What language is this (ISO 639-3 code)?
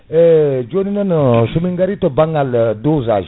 ful